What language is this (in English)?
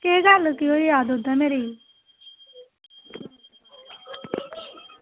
Dogri